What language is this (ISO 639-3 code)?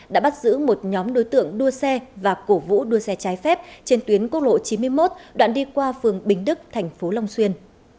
vie